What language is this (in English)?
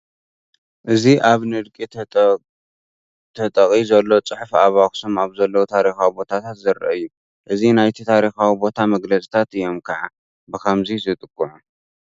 Tigrinya